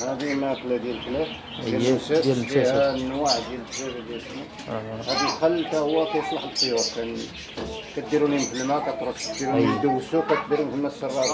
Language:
Arabic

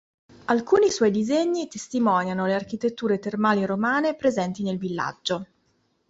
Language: Italian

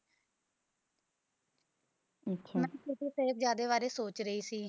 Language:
Punjabi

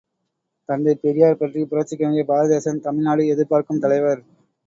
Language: Tamil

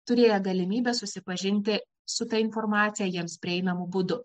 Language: Lithuanian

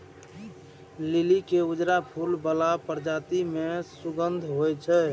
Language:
Maithili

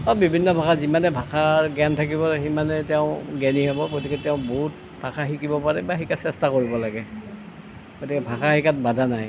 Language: Assamese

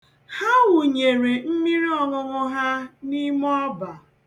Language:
Igbo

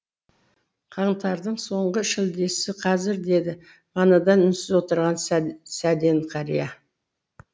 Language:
Kazakh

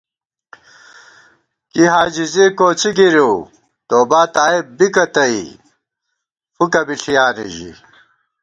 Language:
Gawar-Bati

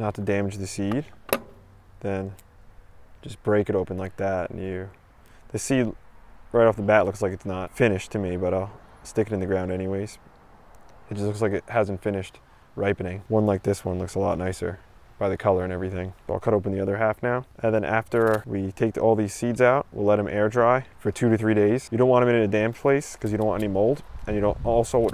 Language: English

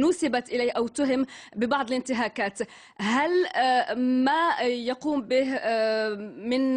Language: Arabic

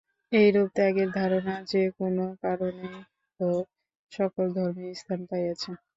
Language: Bangla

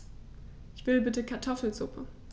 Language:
German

